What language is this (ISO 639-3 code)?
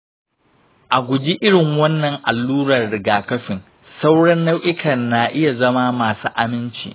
hau